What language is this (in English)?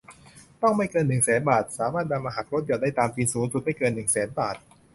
Thai